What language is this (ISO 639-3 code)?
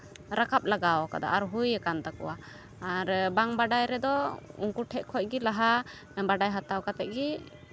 sat